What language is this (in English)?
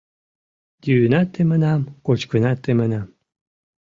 Mari